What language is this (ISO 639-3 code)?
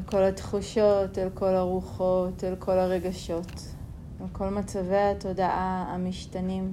heb